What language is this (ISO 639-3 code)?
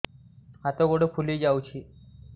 ori